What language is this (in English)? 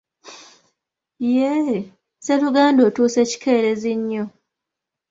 Ganda